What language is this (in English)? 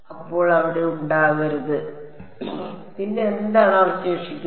Malayalam